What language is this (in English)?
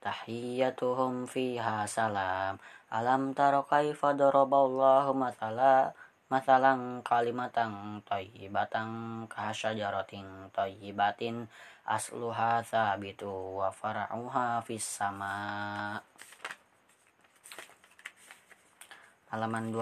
Indonesian